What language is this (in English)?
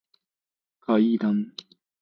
Japanese